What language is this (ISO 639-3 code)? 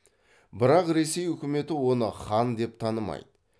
kaz